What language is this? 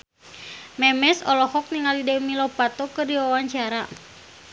Sundanese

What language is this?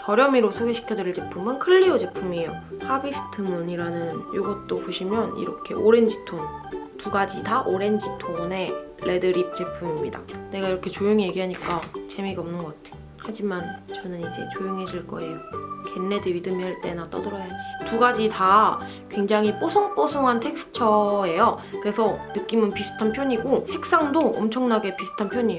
Korean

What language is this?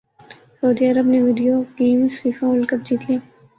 Urdu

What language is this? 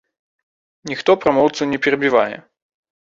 Belarusian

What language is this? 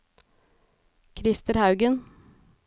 Norwegian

